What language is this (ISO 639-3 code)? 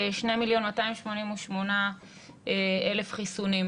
heb